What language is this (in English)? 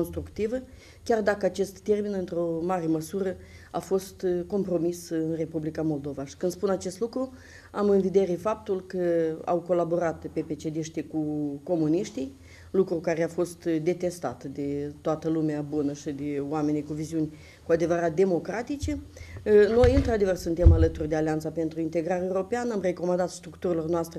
Romanian